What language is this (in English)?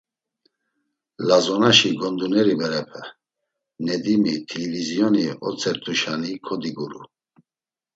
Laz